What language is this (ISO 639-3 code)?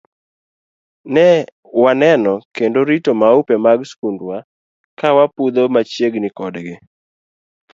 luo